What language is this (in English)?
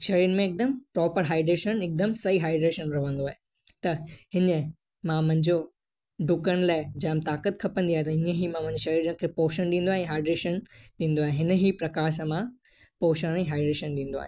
Sindhi